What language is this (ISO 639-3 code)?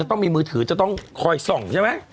tha